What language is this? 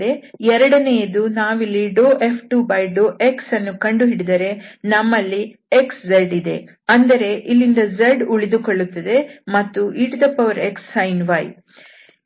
Kannada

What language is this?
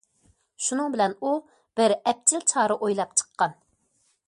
Uyghur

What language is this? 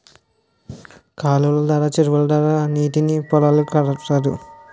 Telugu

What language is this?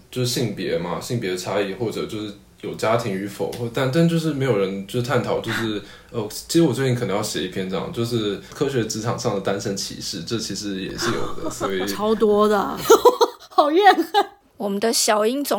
Chinese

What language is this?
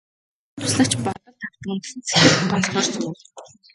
Mongolian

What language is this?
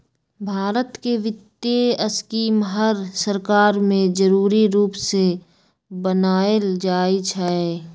Magahi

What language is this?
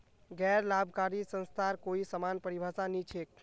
Magahi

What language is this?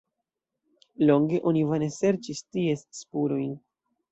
Esperanto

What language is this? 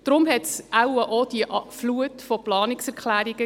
Swiss German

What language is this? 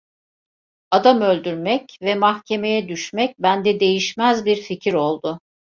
Turkish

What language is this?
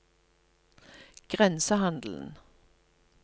Norwegian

